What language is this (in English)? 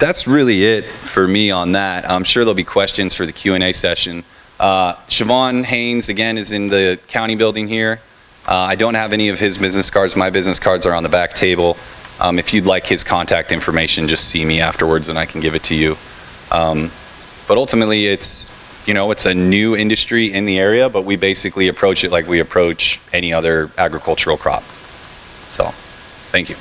English